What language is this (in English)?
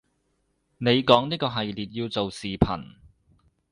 Cantonese